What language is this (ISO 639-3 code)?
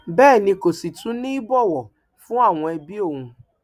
yor